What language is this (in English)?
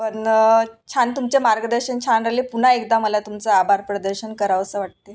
Marathi